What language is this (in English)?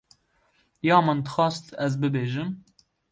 Kurdish